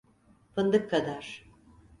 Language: Turkish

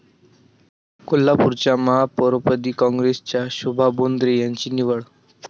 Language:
Marathi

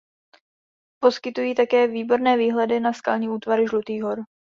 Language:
Czech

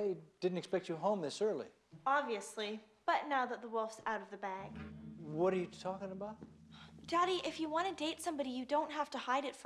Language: English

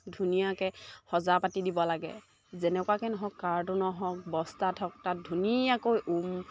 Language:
Assamese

